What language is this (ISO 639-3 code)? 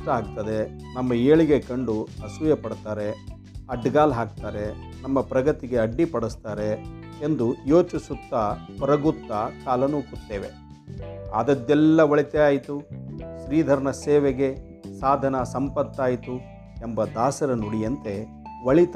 kan